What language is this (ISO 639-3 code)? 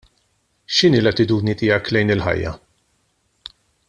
mlt